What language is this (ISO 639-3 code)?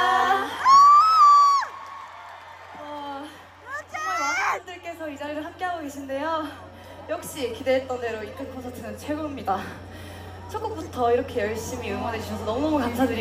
kor